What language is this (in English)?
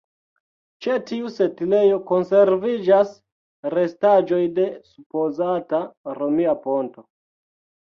Esperanto